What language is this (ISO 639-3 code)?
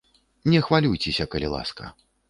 bel